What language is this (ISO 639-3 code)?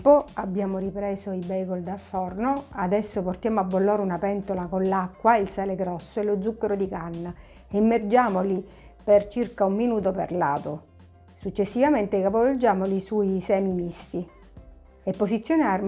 ita